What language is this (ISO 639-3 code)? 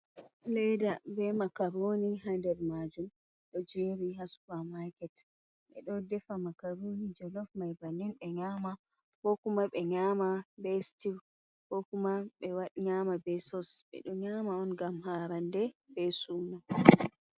ful